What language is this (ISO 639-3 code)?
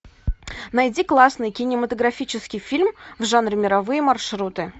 rus